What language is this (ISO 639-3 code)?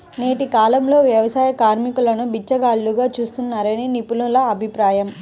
tel